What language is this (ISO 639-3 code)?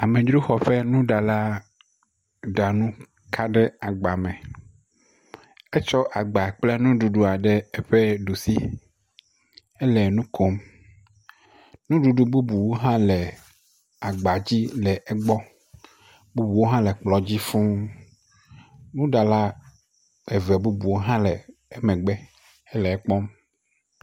ewe